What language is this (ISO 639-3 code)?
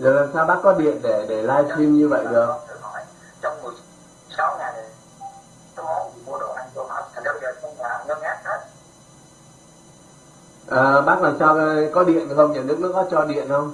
vie